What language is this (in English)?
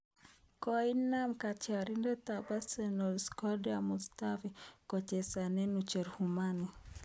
Kalenjin